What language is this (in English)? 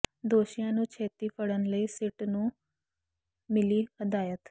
Punjabi